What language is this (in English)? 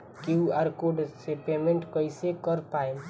Bhojpuri